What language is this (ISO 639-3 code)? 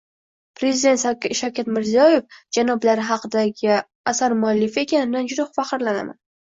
uzb